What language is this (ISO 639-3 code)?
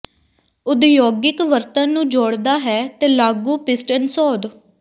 pan